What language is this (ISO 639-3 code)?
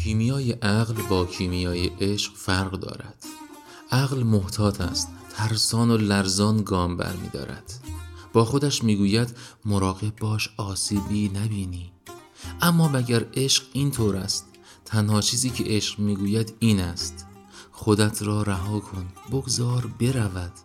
fas